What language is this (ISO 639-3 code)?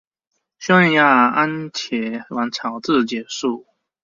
zho